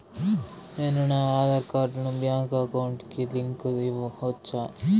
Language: Telugu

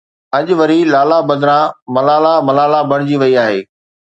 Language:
Sindhi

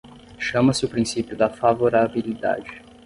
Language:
Portuguese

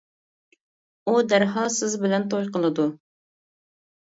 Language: Uyghur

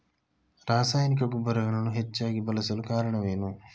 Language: Kannada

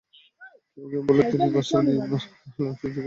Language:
Bangla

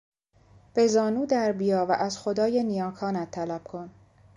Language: Persian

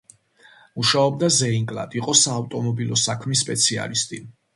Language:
Georgian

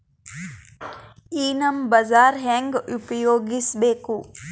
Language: Kannada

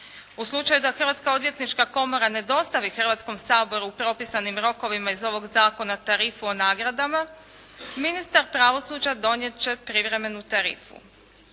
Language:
Croatian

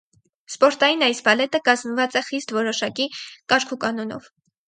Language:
Armenian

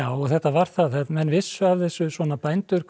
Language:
Icelandic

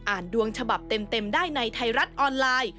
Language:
Thai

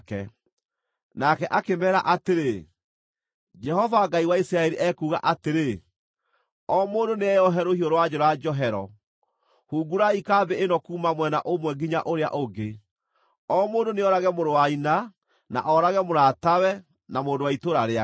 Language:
Kikuyu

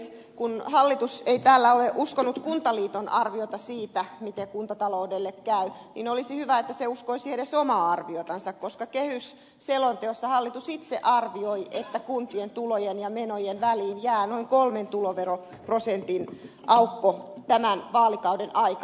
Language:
Finnish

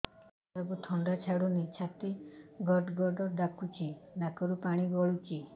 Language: Odia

